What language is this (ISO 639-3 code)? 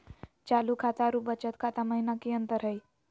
mag